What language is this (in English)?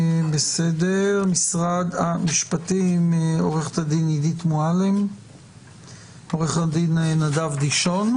Hebrew